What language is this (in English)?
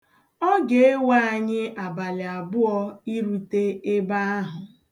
Igbo